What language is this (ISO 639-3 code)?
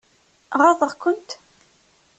kab